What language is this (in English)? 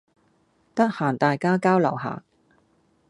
Cantonese